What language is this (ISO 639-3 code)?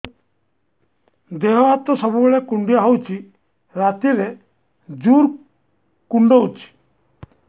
ori